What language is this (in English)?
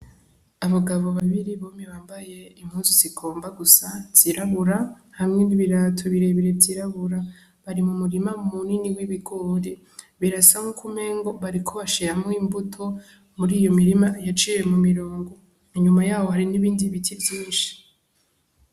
Rundi